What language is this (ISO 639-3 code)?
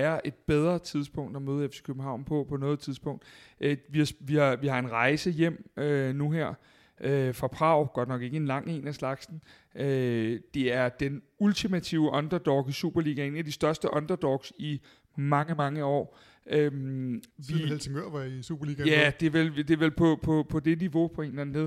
dan